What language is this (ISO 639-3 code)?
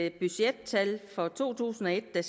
dan